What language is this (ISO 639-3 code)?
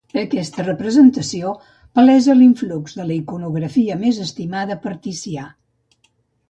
cat